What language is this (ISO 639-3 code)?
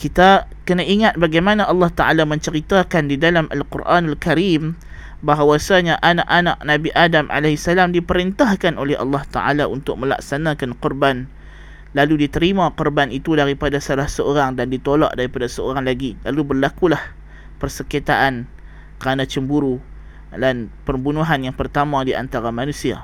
msa